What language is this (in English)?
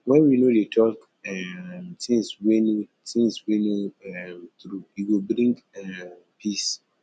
Nigerian Pidgin